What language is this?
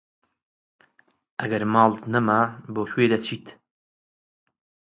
Central Kurdish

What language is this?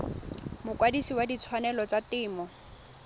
Tswana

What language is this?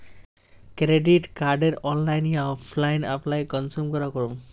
Magahi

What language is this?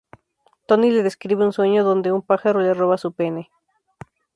Spanish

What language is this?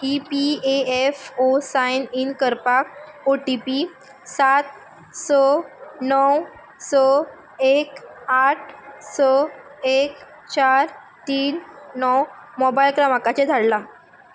Konkani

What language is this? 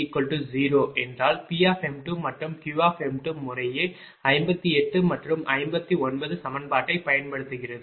Tamil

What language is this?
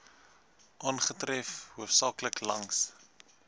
Afrikaans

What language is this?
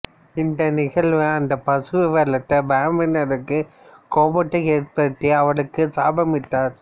Tamil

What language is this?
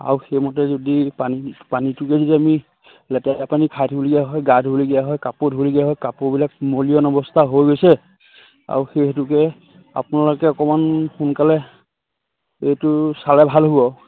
Assamese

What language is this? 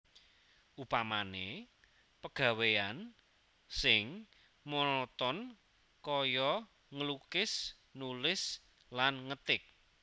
Javanese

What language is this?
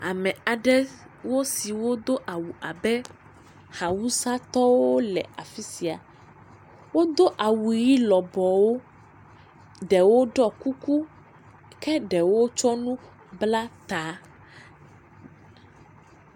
Ewe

